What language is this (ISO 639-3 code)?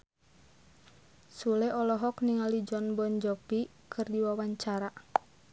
sun